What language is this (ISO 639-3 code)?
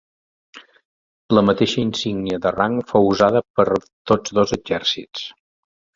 cat